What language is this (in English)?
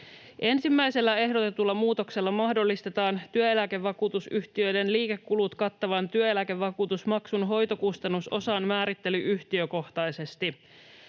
Finnish